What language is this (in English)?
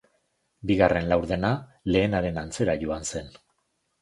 Basque